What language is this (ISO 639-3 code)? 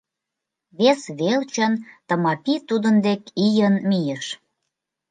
chm